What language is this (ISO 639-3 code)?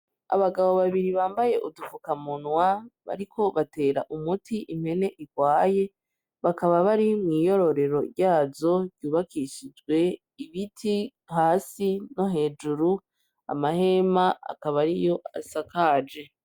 run